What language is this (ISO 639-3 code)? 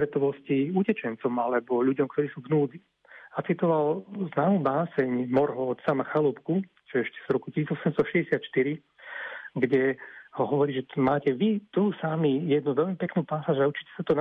slk